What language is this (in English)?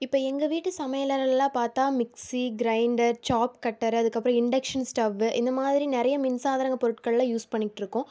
Tamil